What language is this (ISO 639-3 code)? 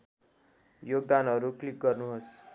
nep